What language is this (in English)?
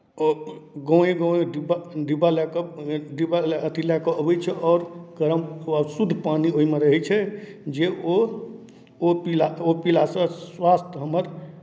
Maithili